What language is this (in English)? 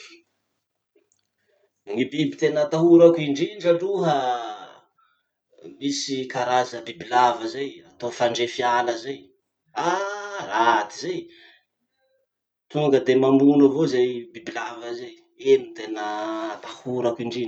Masikoro Malagasy